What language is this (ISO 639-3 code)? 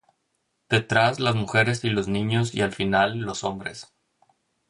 spa